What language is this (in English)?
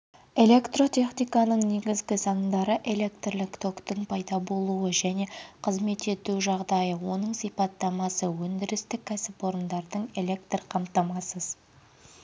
Kazakh